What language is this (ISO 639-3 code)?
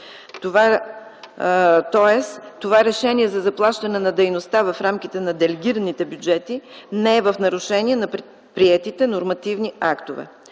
bul